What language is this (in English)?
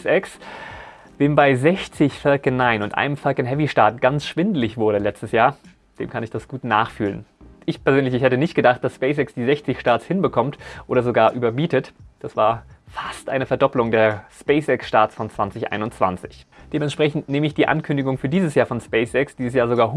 German